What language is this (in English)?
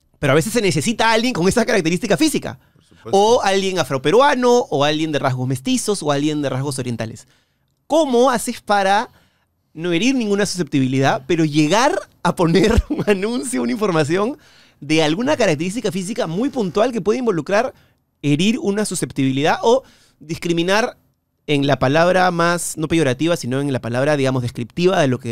Spanish